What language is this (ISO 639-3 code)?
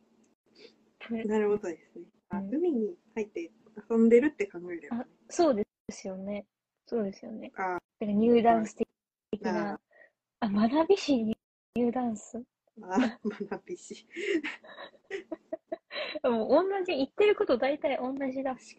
jpn